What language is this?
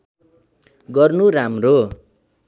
Nepali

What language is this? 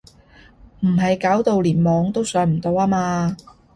Cantonese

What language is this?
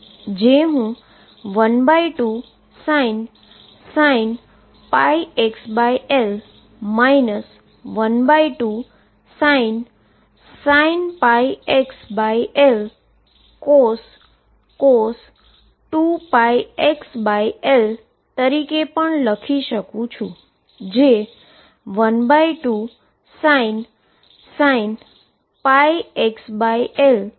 Gujarati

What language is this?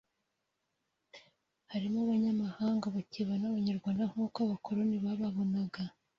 Kinyarwanda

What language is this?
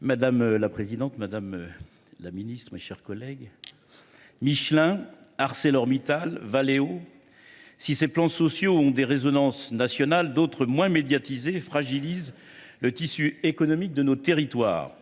French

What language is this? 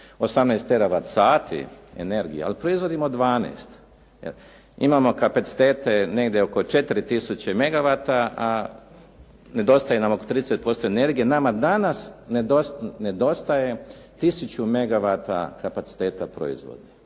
Croatian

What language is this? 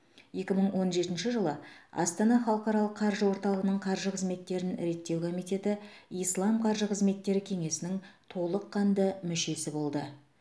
Kazakh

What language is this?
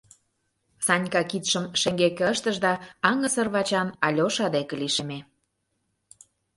Mari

